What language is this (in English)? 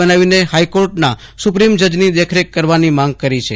Gujarati